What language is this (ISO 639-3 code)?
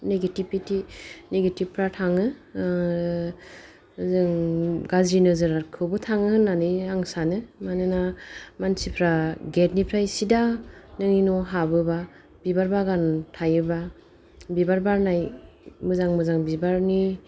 brx